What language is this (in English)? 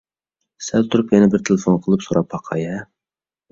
Uyghur